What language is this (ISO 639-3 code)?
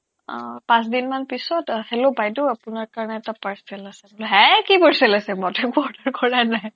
asm